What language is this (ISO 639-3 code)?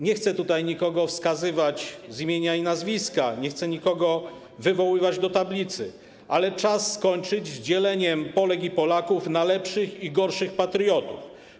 pol